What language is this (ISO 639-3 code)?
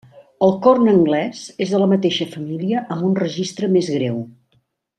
cat